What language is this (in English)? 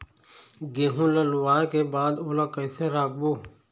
Chhattisgarhi